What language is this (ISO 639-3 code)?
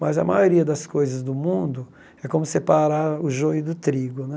por